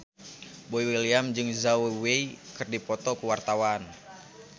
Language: Sundanese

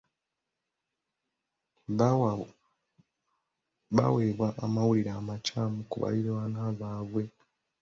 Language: Ganda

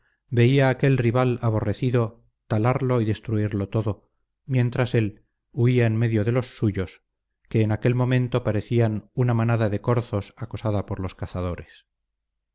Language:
Spanish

